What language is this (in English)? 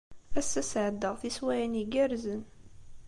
Kabyle